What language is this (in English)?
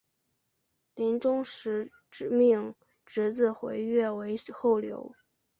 Chinese